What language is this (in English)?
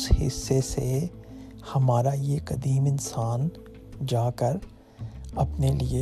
Urdu